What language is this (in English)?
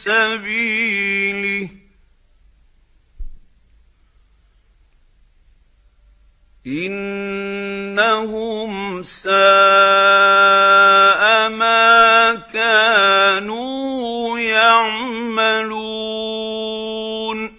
Arabic